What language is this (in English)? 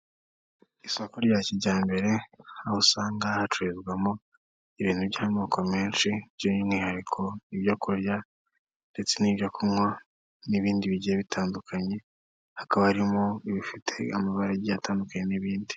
Kinyarwanda